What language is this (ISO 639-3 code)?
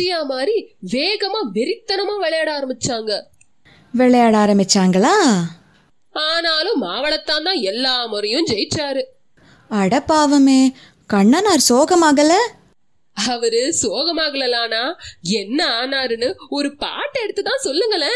tam